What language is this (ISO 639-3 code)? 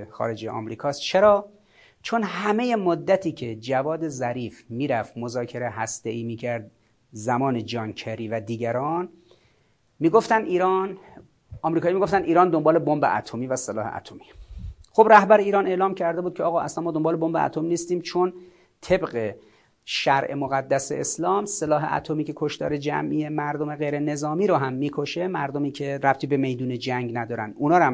fas